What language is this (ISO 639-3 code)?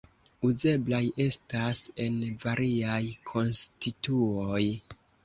epo